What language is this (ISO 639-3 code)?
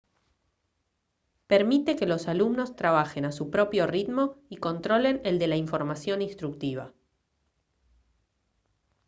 spa